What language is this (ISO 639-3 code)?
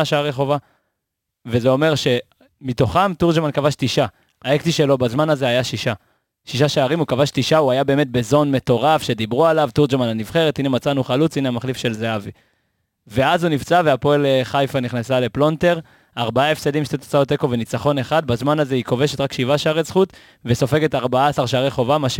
heb